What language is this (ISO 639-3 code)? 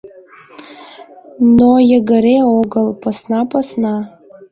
chm